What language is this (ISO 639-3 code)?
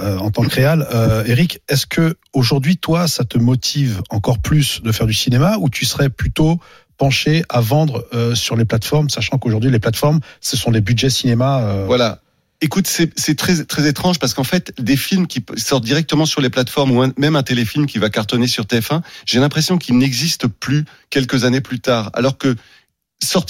fra